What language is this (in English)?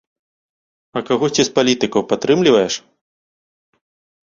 Belarusian